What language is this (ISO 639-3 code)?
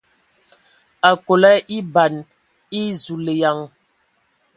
ewo